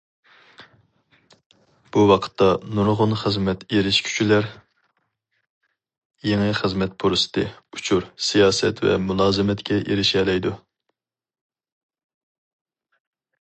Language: Uyghur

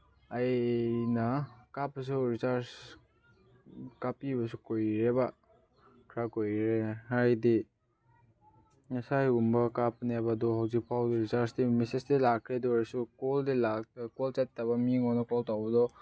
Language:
Manipuri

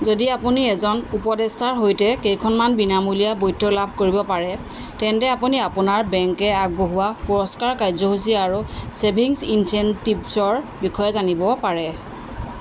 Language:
Assamese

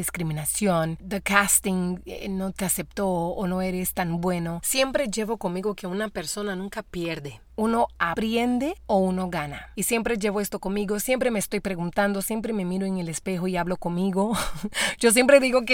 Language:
Spanish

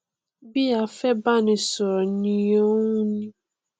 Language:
Yoruba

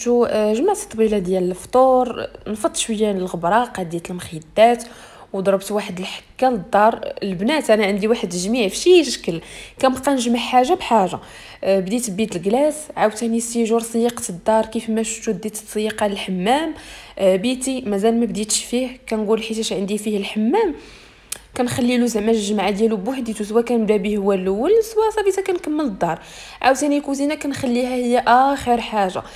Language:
Arabic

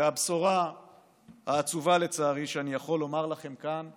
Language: Hebrew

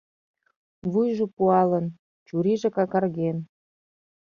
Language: Mari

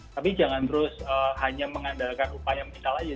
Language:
Indonesian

